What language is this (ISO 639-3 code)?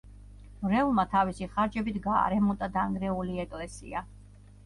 kat